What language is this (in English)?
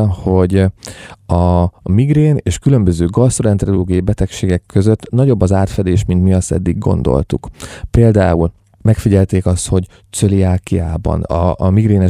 Hungarian